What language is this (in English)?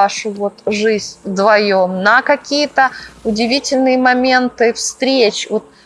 Russian